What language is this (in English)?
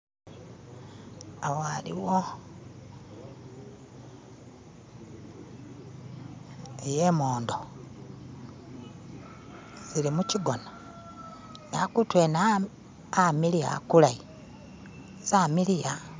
Masaaba